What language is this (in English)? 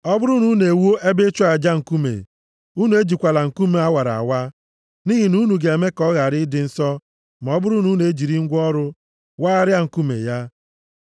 Igbo